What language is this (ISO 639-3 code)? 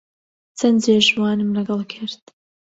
ckb